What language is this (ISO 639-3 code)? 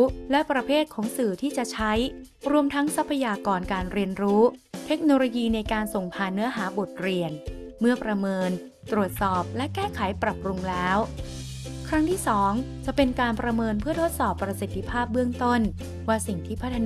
tha